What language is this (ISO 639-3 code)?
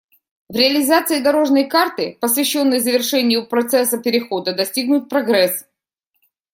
rus